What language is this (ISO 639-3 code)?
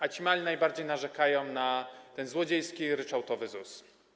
pol